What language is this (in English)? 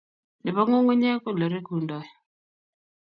Kalenjin